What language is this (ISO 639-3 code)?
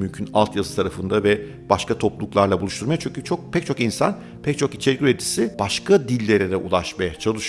tur